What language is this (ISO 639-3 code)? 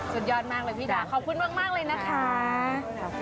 tha